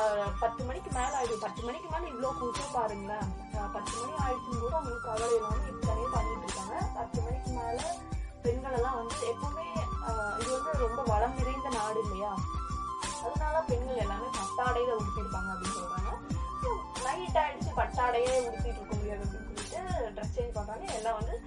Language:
Tamil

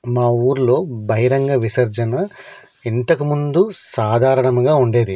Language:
Telugu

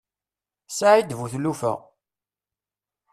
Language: Kabyle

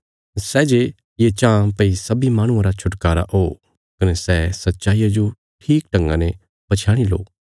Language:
Bilaspuri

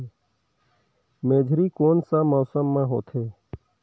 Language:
Chhattisgarhi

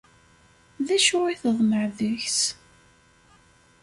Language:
Kabyle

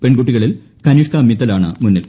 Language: Malayalam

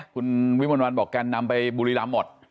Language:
Thai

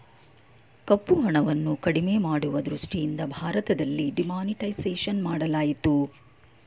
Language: Kannada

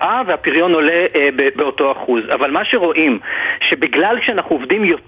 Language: Hebrew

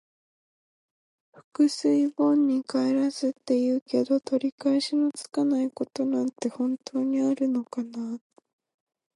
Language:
Japanese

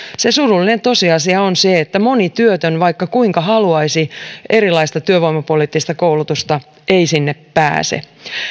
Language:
Finnish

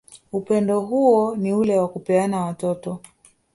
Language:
Swahili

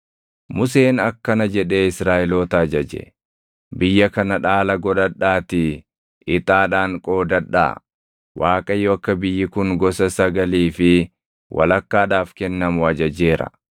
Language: Oromo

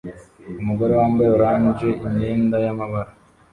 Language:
Kinyarwanda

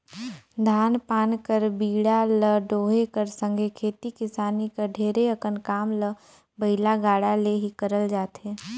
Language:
Chhattisgarhi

